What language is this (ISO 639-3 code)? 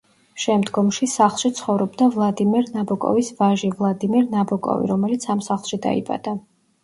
kat